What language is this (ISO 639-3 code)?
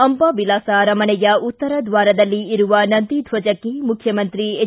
kan